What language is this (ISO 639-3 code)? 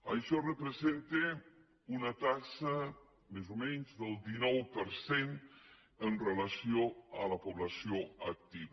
cat